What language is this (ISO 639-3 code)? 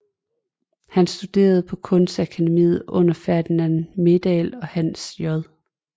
dan